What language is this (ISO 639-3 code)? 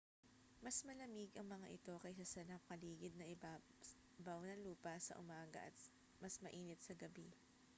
fil